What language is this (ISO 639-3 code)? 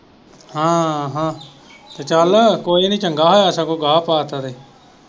pan